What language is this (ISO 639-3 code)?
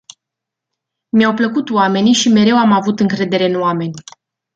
ron